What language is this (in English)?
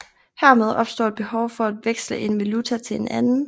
Danish